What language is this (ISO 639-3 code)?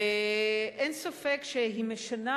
heb